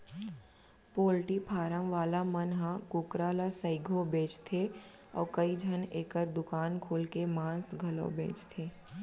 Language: Chhattisgarhi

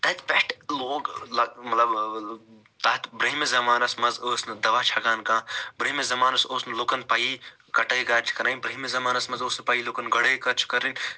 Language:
Kashmiri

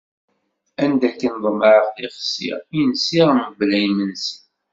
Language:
Kabyle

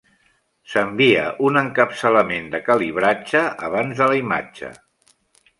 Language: Catalan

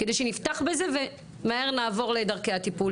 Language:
Hebrew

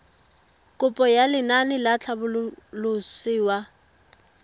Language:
Tswana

